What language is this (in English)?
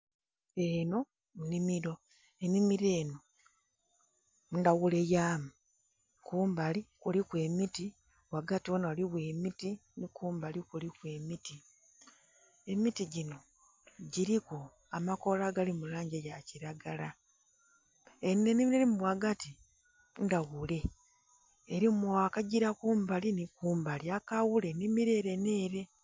Soga